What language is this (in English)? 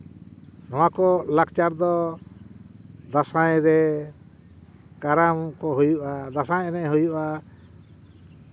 Santali